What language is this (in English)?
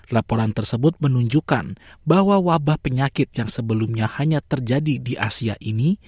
Indonesian